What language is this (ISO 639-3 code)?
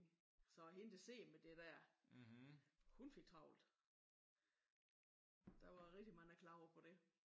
dan